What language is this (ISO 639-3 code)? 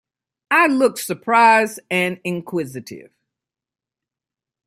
eng